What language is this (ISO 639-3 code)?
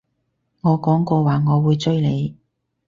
yue